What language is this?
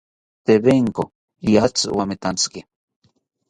South Ucayali Ashéninka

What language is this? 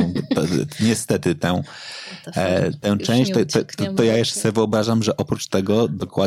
Polish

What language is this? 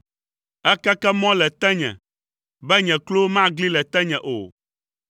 Ewe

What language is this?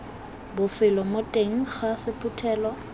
Tswana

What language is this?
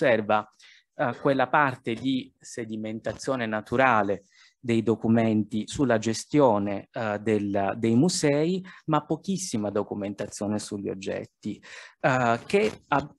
Italian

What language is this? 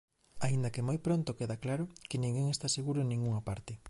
Galician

